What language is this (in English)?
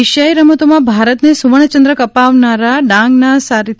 Gujarati